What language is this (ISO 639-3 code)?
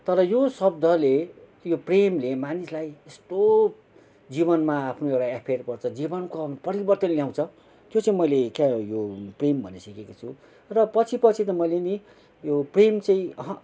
nep